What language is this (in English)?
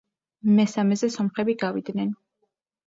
Georgian